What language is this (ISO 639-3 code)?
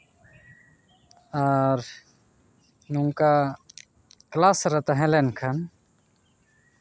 sat